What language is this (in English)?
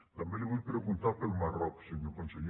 Catalan